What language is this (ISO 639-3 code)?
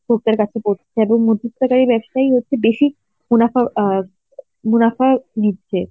ben